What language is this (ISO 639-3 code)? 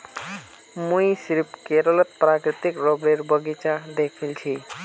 mag